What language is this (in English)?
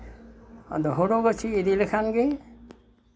Santali